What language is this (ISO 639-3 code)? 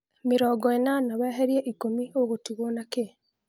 kik